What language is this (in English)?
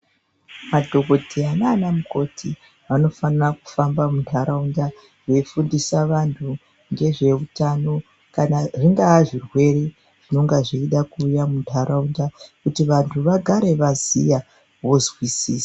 Ndau